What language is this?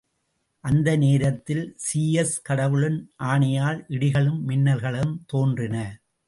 Tamil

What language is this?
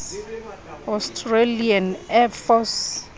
Southern Sotho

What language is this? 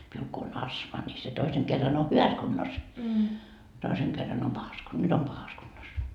Finnish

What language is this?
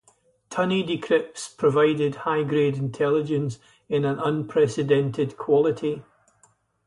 English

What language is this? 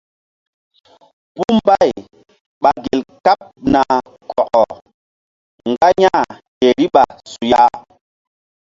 Mbum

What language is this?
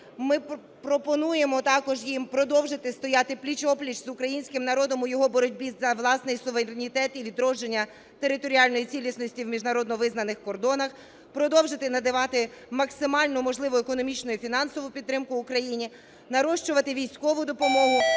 Ukrainian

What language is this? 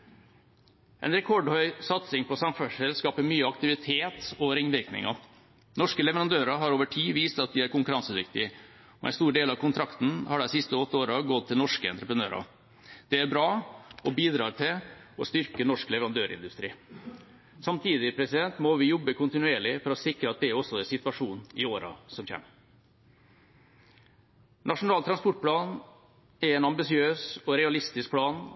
Norwegian Bokmål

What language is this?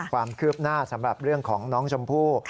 Thai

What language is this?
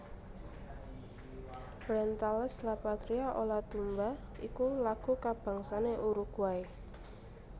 Javanese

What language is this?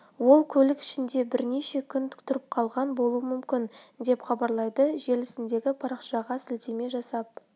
Kazakh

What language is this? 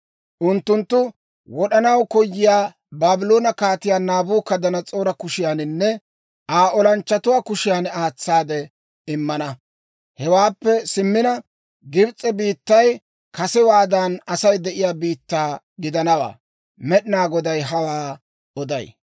Dawro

